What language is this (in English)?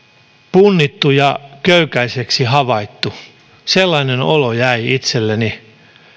Finnish